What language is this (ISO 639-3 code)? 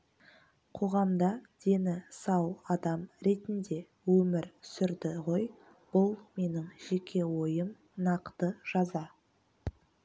kaz